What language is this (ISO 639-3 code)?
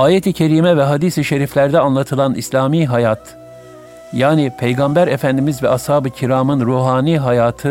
tur